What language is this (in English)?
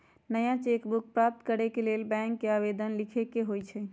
Magahi